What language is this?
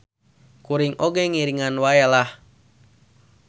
Sundanese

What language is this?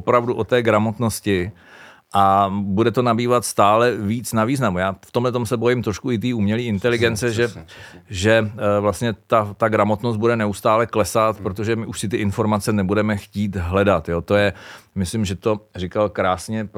Czech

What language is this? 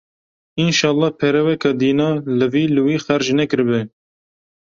Kurdish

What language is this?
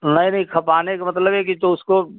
Hindi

